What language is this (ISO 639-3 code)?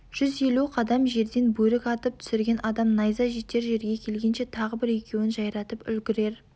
kaz